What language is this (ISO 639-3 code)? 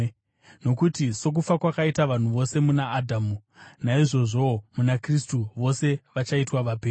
sna